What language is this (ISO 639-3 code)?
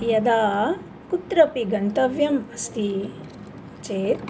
san